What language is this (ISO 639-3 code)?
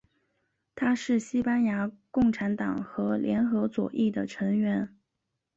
zho